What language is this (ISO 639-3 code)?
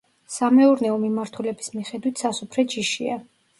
kat